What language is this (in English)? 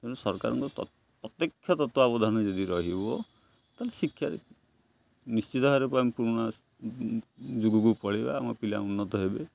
Odia